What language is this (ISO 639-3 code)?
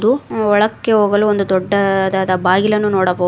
kan